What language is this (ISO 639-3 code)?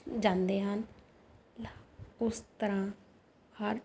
pan